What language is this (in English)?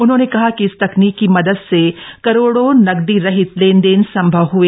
Hindi